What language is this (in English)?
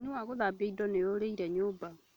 Kikuyu